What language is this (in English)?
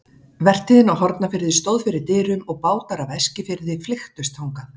Icelandic